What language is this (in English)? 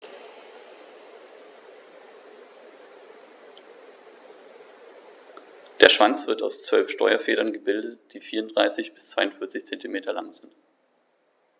German